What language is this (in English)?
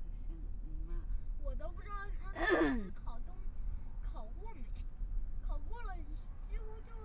Chinese